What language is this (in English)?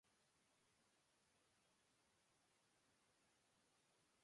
Indonesian